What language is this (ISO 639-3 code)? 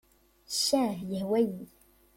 kab